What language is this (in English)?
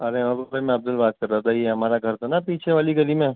Urdu